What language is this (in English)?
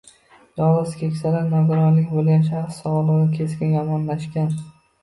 Uzbek